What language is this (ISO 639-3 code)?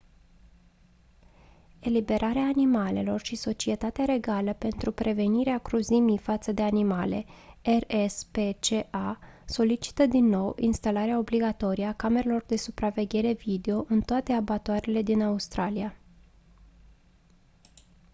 ron